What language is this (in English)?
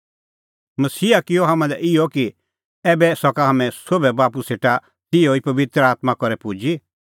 Kullu Pahari